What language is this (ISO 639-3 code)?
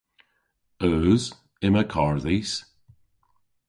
cor